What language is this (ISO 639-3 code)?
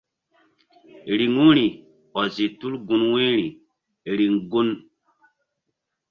mdd